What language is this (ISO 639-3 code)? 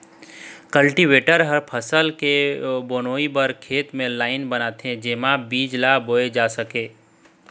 hne